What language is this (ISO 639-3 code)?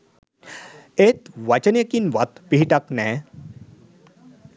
sin